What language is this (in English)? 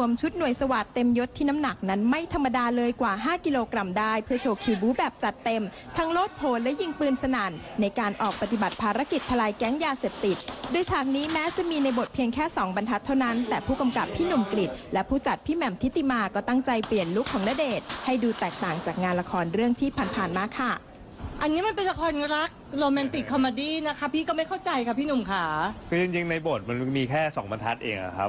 Thai